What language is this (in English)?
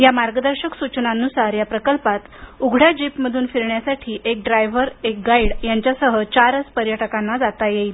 Marathi